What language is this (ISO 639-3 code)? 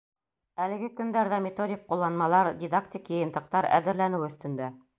bak